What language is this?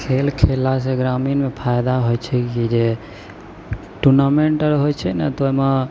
Maithili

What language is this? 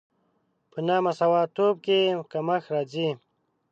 Pashto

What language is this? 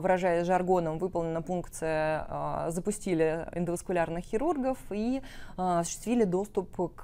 Russian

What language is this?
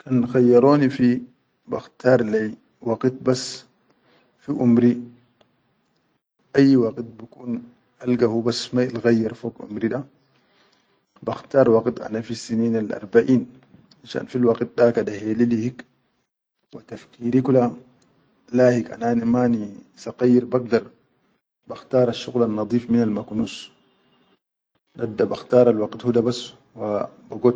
Chadian Arabic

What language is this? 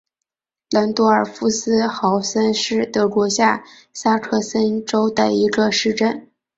Chinese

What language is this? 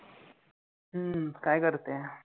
Marathi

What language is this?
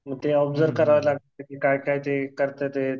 Marathi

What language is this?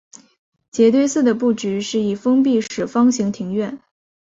Chinese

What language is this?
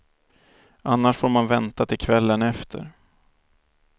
Swedish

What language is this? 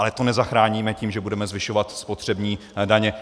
Czech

